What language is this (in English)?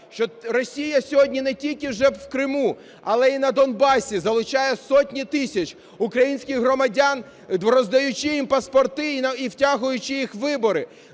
Ukrainian